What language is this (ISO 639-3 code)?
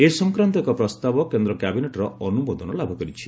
ori